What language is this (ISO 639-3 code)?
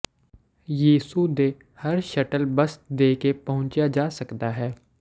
pan